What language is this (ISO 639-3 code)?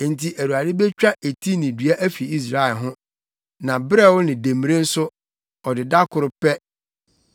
aka